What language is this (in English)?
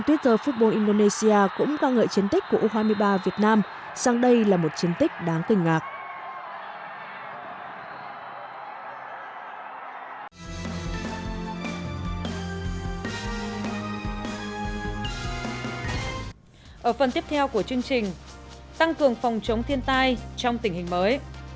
Vietnamese